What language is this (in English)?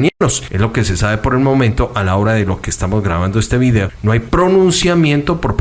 Spanish